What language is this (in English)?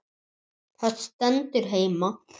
Icelandic